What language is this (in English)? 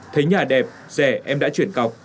Vietnamese